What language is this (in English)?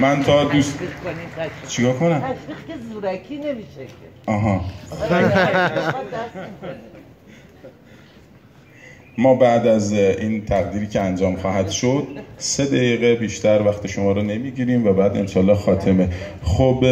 Persian